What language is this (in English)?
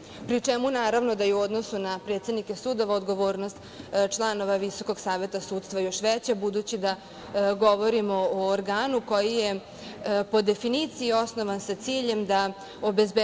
Serbian